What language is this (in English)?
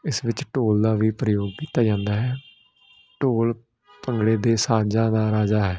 Punjabi